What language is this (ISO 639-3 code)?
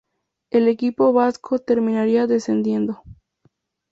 spa